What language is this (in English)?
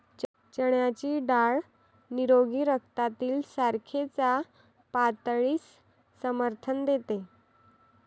Marathi